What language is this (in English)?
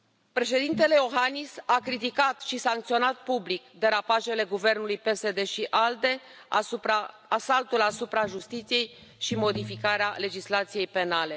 Romanian